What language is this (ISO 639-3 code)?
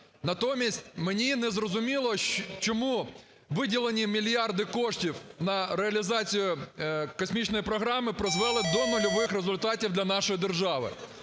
ukr